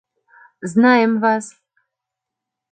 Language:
Mari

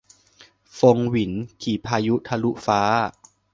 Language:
Thai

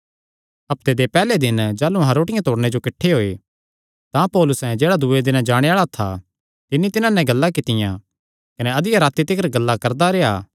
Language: Kangri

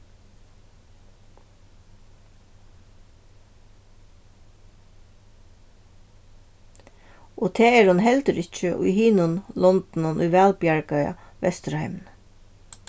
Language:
Faroese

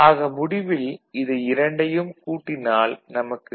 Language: Tamil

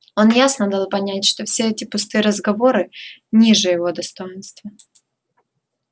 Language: Russian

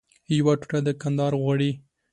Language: Pashto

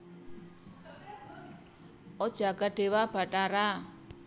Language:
Javanese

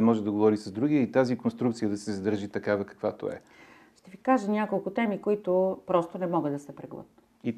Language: Bulgarian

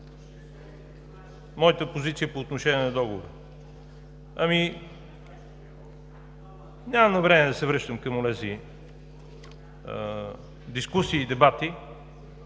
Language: Bulgarian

